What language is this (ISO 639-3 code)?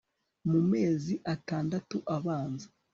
kin